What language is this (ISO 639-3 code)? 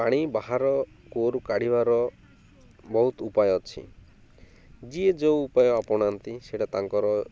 ori